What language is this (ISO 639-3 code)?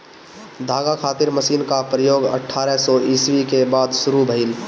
bho